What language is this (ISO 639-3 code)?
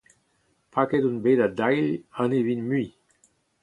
bre